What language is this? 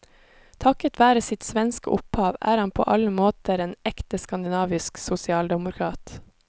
Norwegian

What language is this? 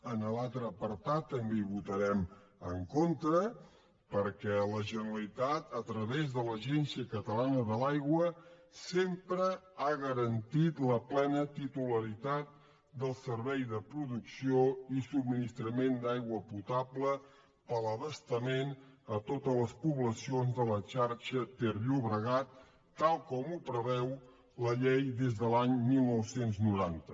Catalan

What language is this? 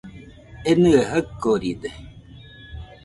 Nüpode Huitoto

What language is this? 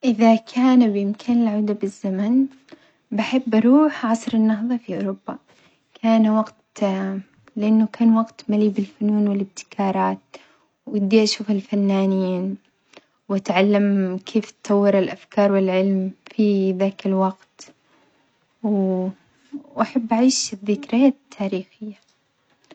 Omani Arabic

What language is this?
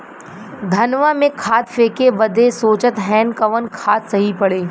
Bhojpuri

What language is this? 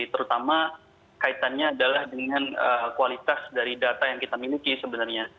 Indonesian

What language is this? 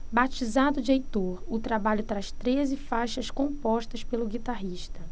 Portuguese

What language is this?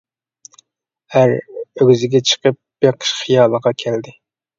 Uyghur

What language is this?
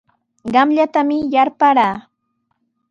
Sihuas Ancash Quechua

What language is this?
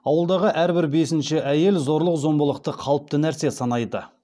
Kazakh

